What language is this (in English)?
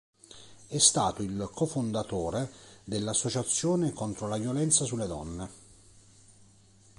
Italian